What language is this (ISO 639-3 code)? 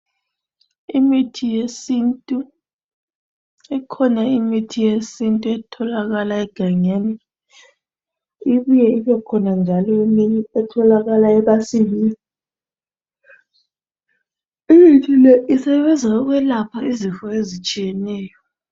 nde